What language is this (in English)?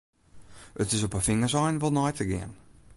Western Frisian